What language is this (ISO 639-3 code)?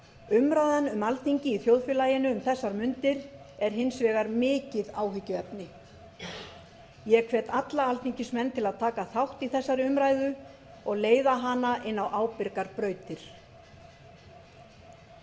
isl